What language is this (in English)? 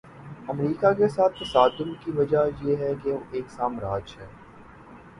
Urdu